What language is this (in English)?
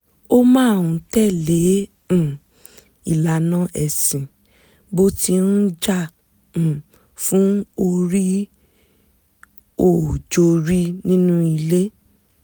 Yoruba